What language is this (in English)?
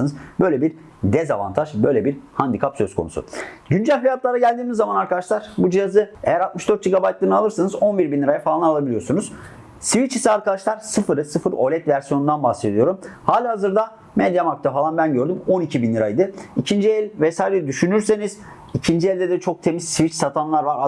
Turkish